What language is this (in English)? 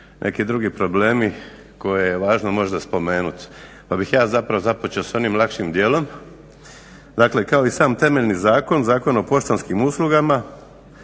Croatian